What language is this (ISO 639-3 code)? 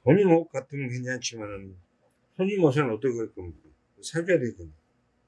kor